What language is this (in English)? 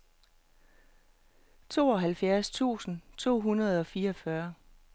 Danish